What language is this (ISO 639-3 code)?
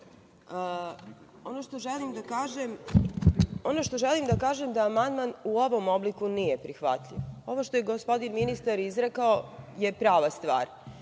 srp